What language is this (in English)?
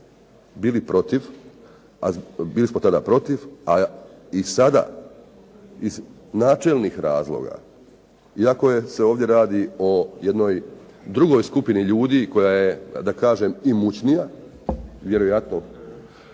Croatian